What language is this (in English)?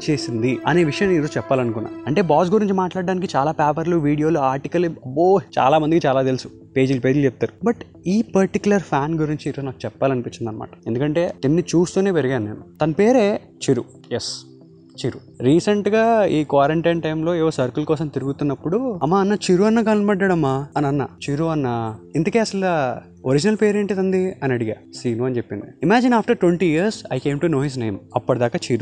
Telugu